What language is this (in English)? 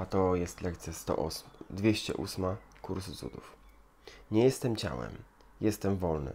Polish